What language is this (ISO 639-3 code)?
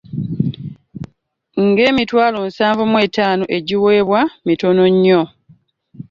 lug